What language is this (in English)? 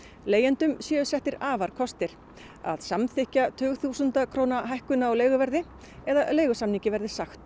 Icelandic